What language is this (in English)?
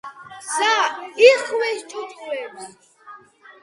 Georgian